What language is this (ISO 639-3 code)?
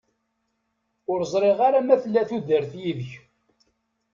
kab